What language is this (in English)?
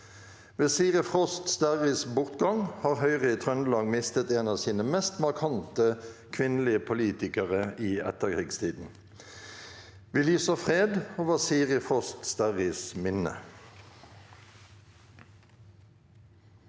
Norwegian